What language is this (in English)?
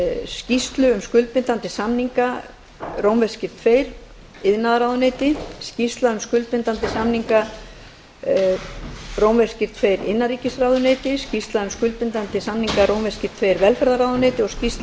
Icelandic